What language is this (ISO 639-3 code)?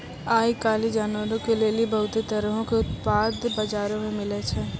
mai